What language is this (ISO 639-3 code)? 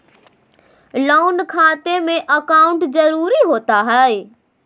mag